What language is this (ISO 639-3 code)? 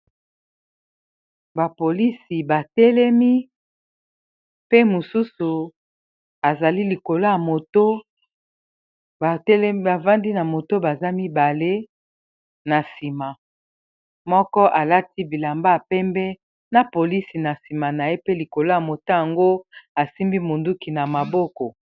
lin